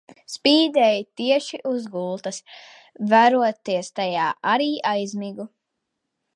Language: Latvian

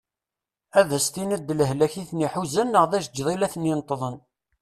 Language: Kabyle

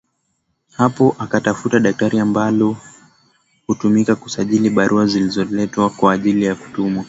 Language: Swahili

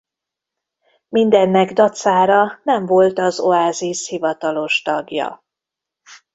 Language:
Hungarian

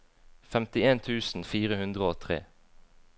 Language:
Norwegian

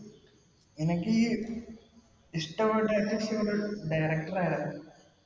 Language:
Malayalam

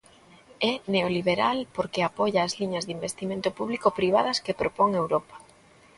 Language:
Galician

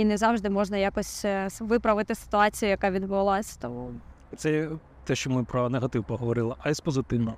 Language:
Ukrainian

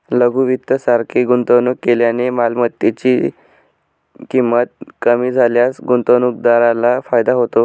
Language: Marathi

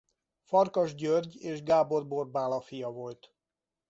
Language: Hungarian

